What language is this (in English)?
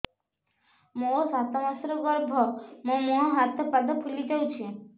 Odia